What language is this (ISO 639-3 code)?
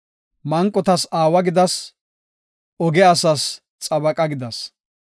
gof